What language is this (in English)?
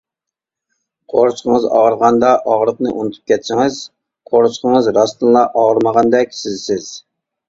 Uyghur